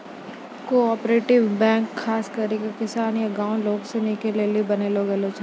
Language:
Maithili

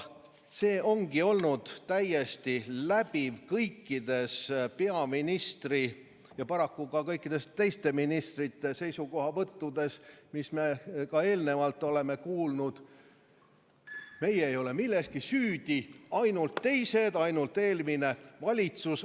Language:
Estonian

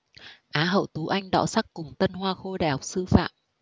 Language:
Vietnamese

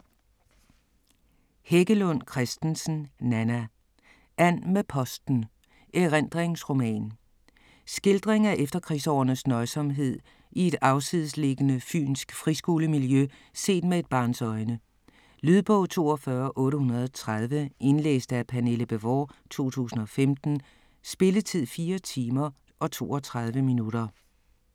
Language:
Danish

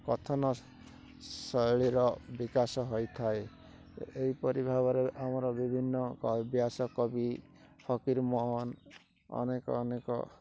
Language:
Odia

